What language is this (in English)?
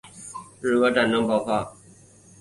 Chinese